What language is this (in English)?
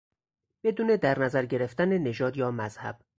Persian